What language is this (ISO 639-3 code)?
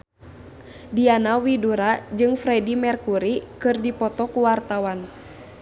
sun